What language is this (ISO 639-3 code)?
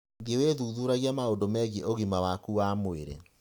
kik